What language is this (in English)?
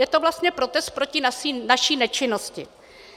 Czech